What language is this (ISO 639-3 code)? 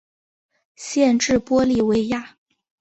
zho